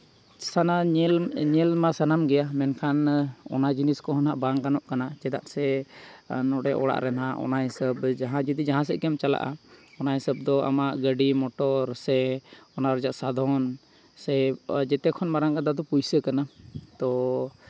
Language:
Santali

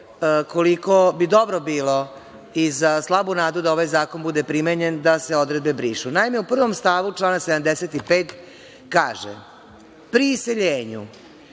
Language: Serbian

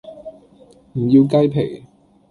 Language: Cantonese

